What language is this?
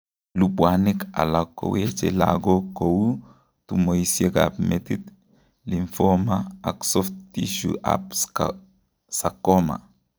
Kalenjin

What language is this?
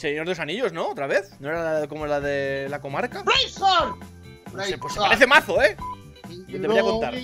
Spanish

